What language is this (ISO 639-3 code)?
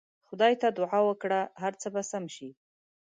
pus